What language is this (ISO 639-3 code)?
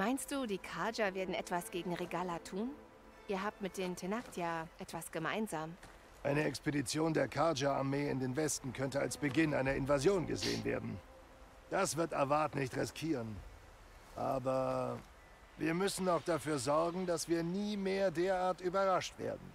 deu